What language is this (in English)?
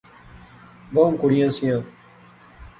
Pahari-Potwari